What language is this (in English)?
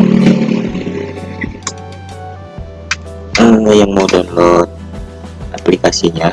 Indonesian